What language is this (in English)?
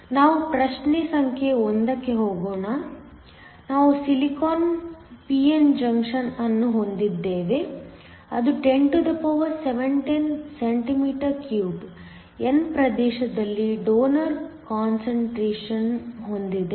Kannada